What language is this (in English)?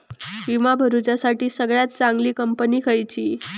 Marathi